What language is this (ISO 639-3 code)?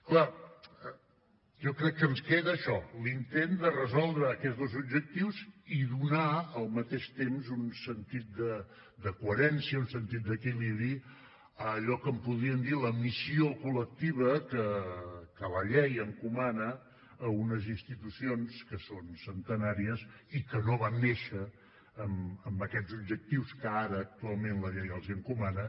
cat